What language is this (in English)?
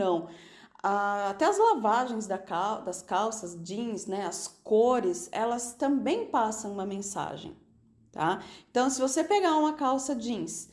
Portuguese